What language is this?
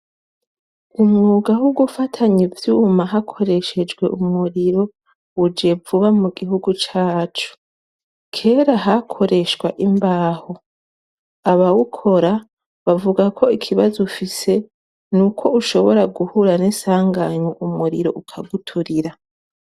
Rundi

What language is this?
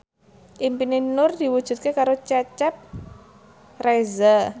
Javanese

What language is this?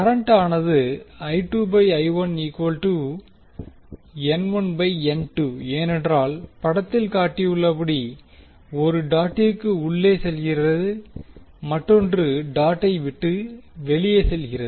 Tamil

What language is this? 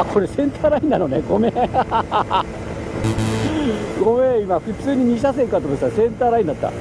Japanese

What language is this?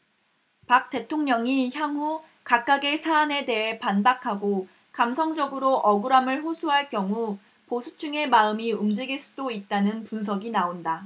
Korean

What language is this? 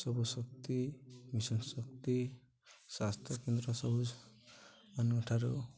Odia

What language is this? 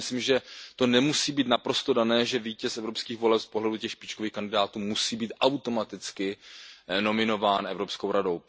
Czech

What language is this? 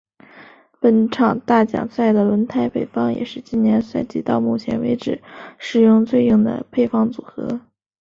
Chinese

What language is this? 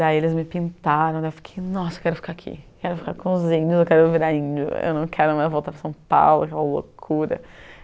Portuguese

